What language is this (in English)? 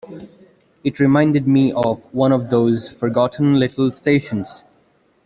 English